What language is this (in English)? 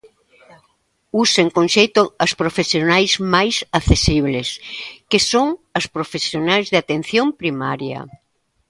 Galician